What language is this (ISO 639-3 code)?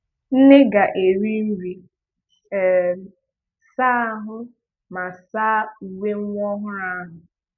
ibo